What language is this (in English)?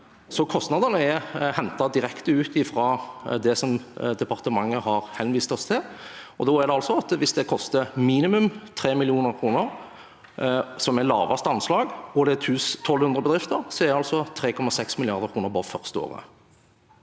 Norwegian